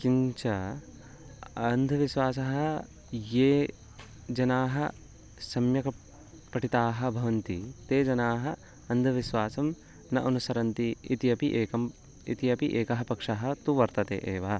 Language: Sanskrit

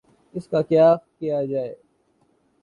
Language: Urdu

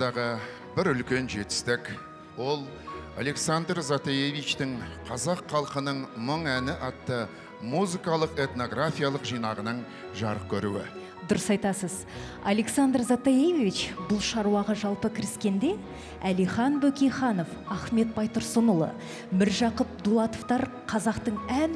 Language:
Turkish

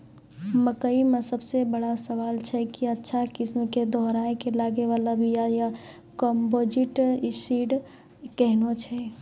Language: Maithili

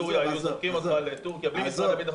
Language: Hebrew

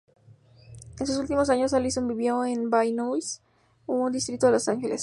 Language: Spanish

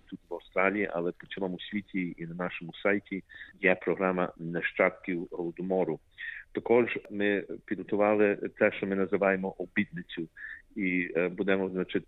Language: Ukrainian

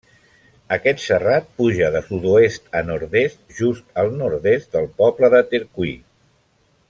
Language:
Catalan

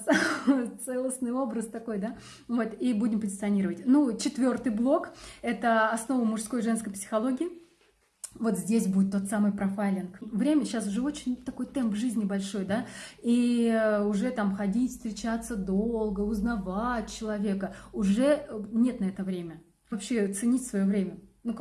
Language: Russian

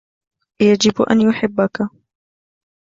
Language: Arabic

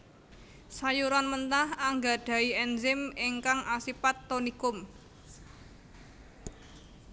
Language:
Javanese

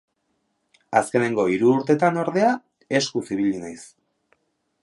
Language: Basque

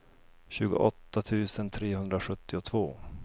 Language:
Swedish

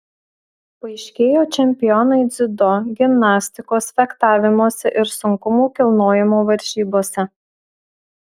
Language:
Lithuanian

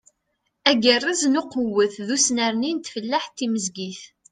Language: Kabyle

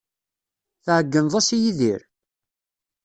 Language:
Kabyle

